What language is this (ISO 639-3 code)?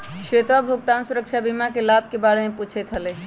mag